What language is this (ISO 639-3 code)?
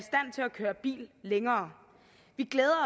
dan